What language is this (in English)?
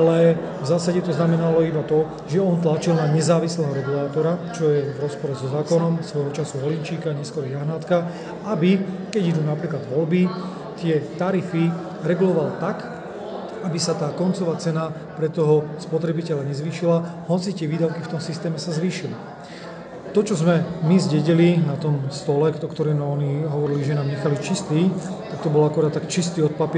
Slovak